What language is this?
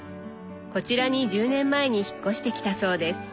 Japanese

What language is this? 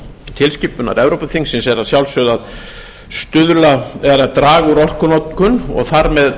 Icelandic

